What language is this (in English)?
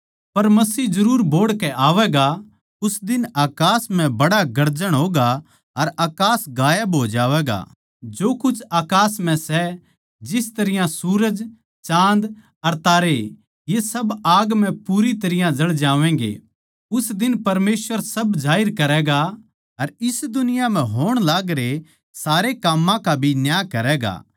Haryanvi